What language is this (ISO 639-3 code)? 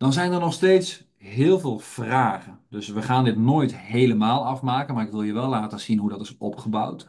nld